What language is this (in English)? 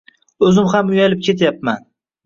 Uzbek